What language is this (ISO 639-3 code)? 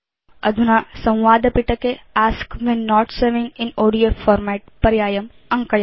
san